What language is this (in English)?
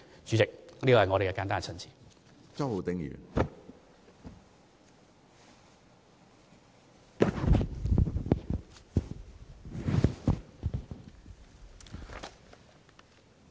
Cantonese